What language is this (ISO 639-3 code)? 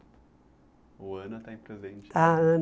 por